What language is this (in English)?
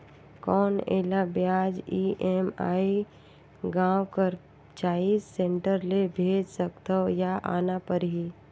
Chhattisgarhi